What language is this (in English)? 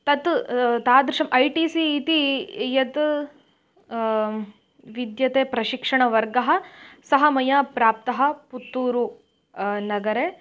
Sanskrit